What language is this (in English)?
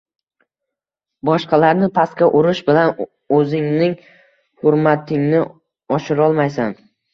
Uzbek